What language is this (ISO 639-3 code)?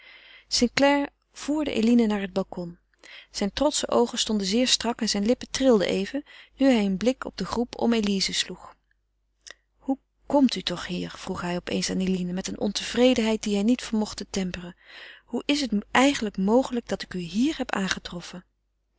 nld